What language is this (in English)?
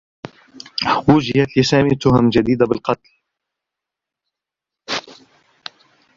Arabic